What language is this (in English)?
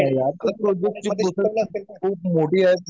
Marathi